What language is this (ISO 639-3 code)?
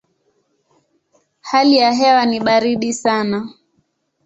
swa